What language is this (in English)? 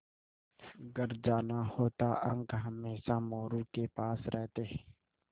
Hindi